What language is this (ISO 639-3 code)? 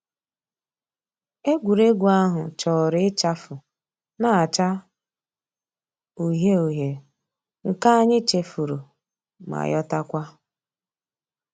ibo